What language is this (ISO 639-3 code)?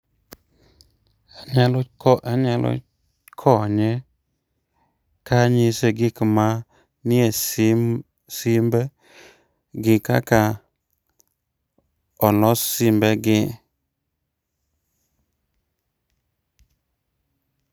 luo